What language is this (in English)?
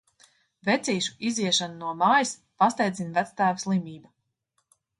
Latvian